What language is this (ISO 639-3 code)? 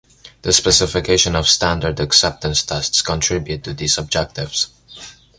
eng